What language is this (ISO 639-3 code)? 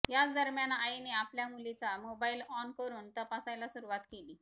mar